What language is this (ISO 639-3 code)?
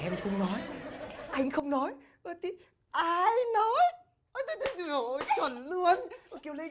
vie